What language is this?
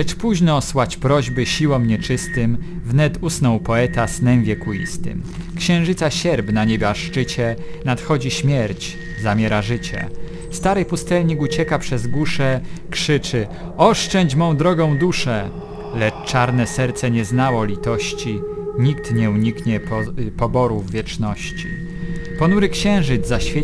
Polish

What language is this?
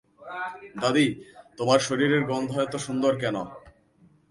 Bangla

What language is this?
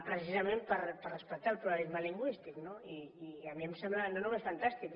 Catalan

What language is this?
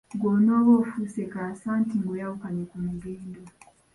Ganda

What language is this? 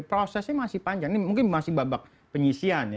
Indonesian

